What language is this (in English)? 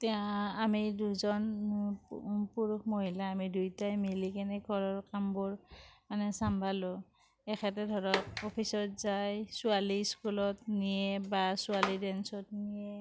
Assamese